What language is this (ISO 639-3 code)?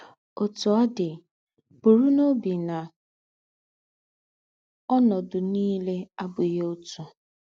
ibo